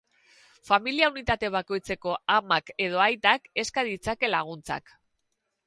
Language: Basque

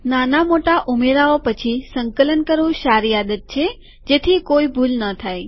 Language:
Gujarati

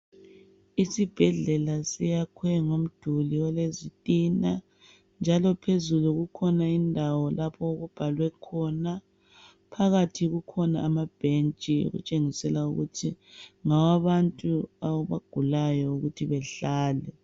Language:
North Ndebele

